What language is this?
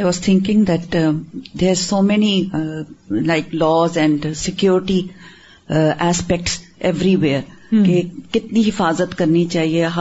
Urdu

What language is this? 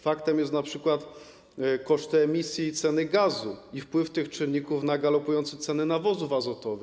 Polish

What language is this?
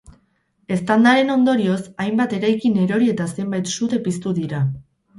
Basque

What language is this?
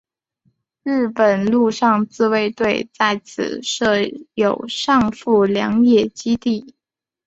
Chinese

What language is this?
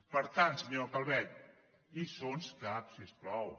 Catalan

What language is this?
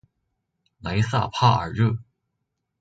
Chinese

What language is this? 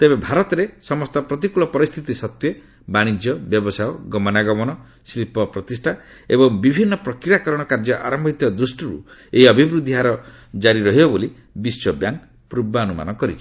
Odia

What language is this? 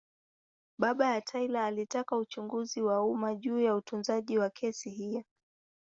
Swahili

